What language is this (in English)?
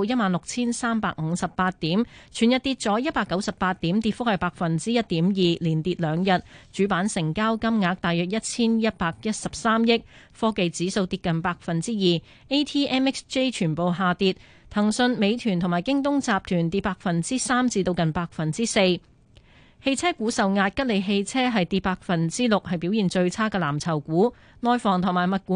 Chinese